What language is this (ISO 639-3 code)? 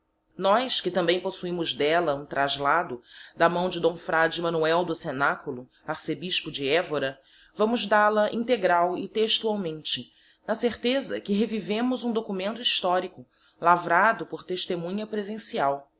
por